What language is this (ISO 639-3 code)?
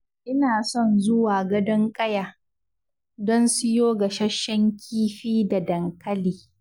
hau